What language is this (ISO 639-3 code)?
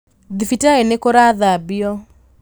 kik